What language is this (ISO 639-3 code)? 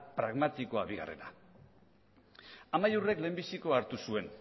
eus